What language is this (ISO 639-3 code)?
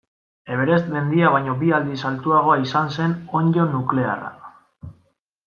eus